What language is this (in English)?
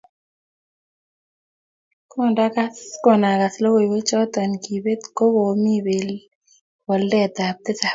Kalenjin